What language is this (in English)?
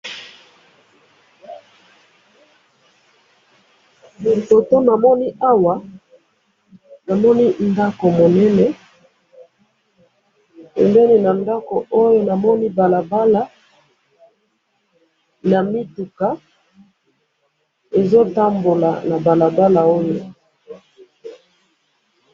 Lingala